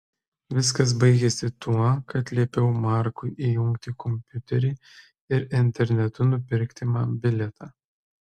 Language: Lithuanian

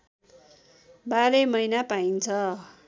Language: Nepali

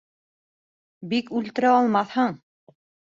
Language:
Bashkir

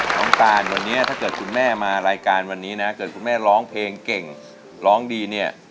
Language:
Thai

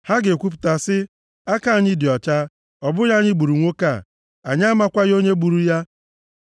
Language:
Igbo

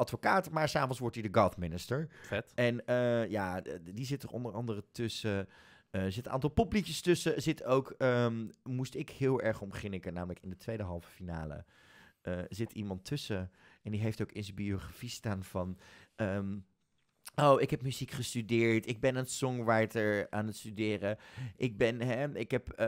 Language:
Dutch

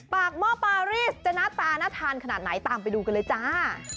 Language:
Thai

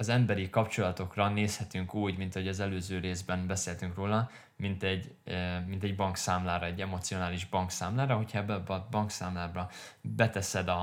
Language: Hungarian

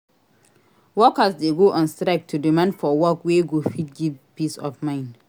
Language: Nigerian Pidgin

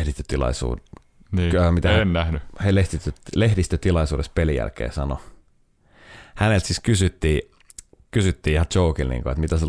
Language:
Finnish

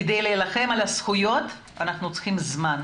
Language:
Hebrew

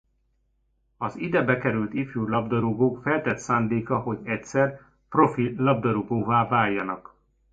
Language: Hungarian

